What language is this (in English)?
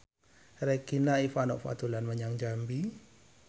Javanese